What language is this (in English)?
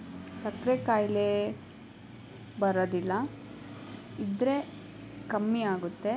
Kannada